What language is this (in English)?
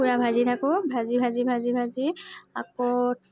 Assamese